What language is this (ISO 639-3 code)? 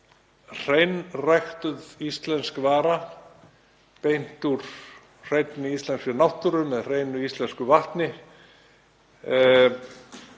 isl